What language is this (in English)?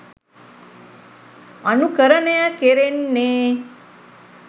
Sinhala